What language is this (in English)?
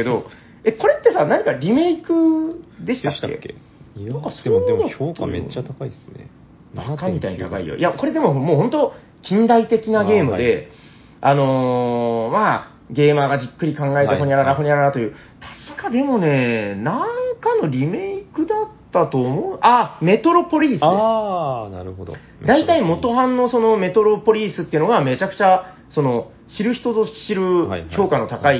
Japanese